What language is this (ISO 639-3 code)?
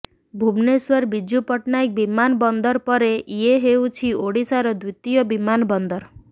ori